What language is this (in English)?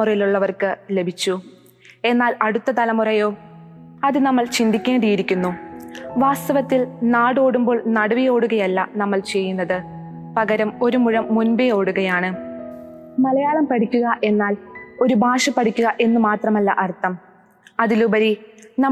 Malayalam